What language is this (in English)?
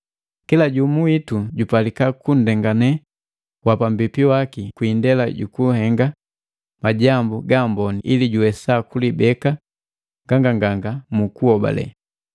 Matengo